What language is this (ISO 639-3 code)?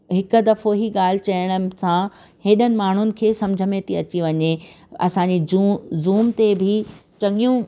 snd